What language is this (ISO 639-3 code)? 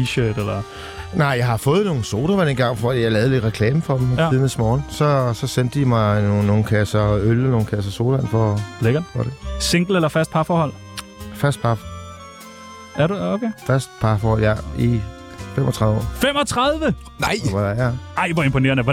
dan